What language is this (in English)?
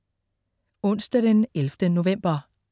Danish